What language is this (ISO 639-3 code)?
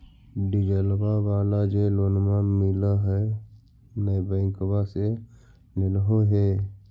mag